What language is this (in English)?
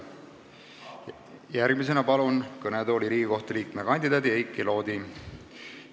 Estonian